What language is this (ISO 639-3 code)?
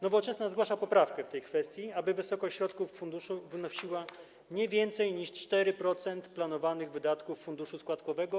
pol